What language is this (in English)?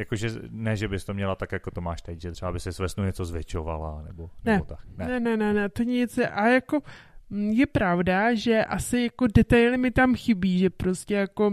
Czech